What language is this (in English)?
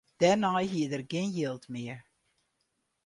Western Frisian